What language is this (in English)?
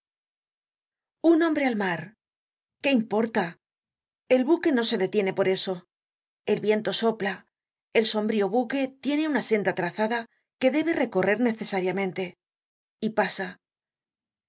Spanish